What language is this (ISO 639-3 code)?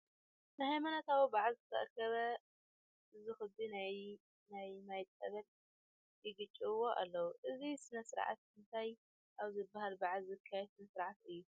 tir